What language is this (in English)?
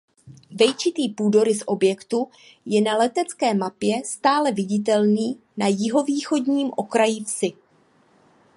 Czech